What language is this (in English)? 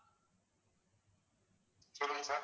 Tamil